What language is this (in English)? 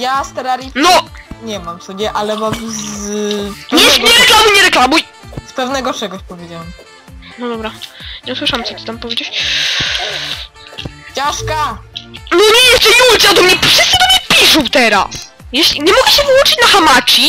Polish